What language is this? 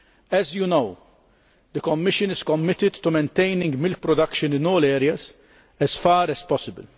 English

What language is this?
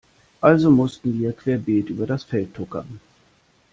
German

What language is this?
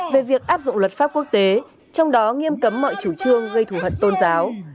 Vietnamese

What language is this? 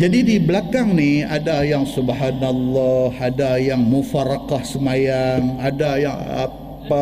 Malay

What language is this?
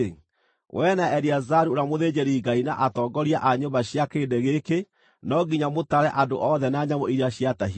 Kikuyu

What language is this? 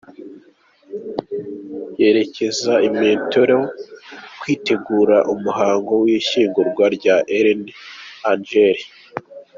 Kinyarwanda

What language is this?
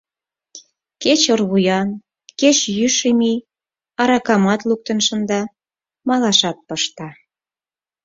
Mari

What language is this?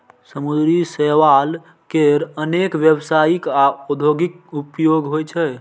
Maithili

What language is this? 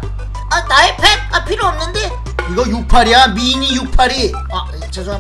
Korean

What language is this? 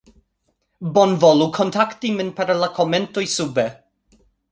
Esperanto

